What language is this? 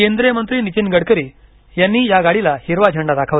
Marathi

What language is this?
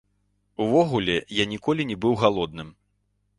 Belarusian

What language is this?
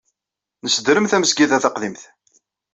Kabyle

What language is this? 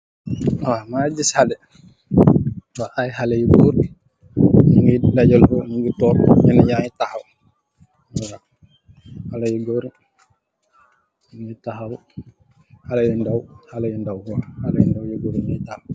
Wolof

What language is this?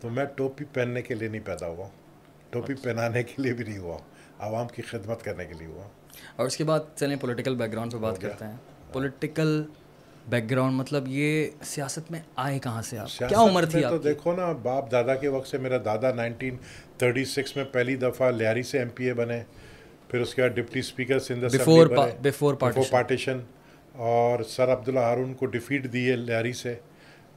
Urdu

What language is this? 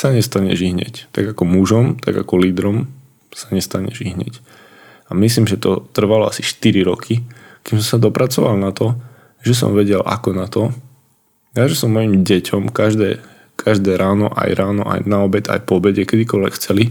Slovak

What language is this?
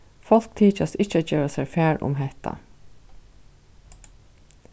Faroese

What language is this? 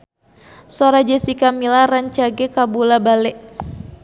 Sundanese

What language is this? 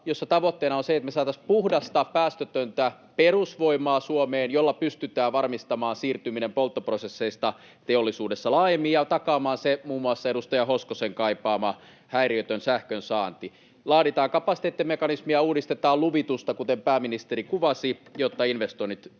Finnish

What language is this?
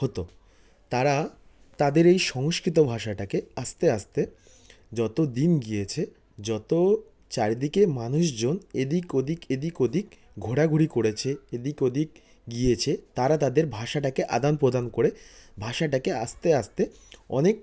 Bangla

